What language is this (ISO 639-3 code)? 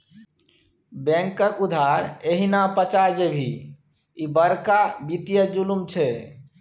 mai